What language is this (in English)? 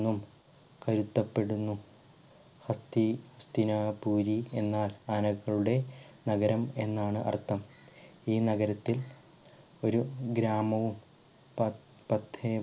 Malayalam